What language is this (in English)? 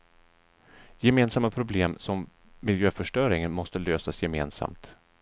Swedish